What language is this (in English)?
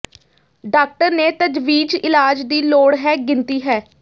Punjabi